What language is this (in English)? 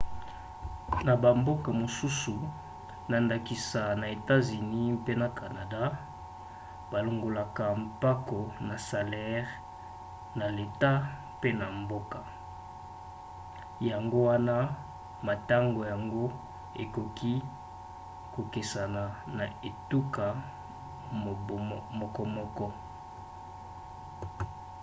Lingala